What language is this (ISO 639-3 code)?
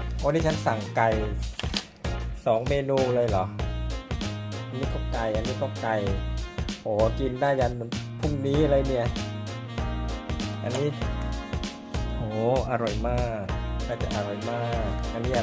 tha